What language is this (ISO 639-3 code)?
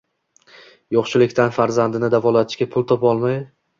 uzb